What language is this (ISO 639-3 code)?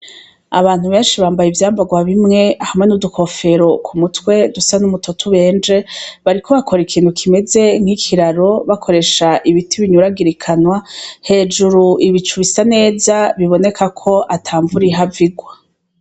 run